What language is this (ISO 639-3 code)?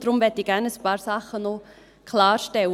gsw